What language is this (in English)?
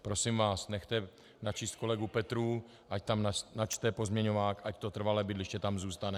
Czech